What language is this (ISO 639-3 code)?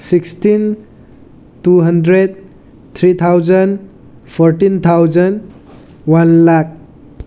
mni